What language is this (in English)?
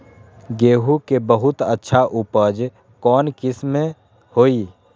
Magahi